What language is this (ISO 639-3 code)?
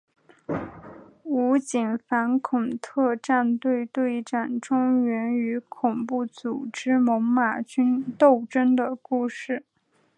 zho